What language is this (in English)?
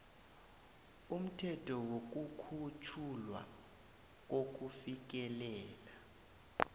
South Ndebele